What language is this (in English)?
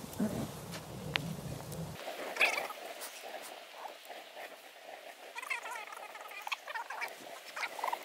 Swedish